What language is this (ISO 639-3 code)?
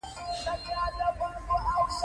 pus